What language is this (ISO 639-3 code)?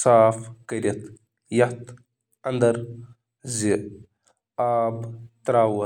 kas